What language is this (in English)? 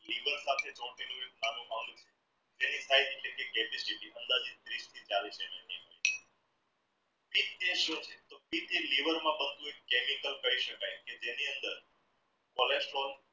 Gujarati